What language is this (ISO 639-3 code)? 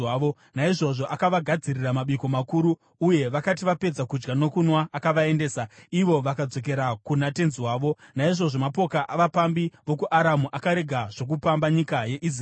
sna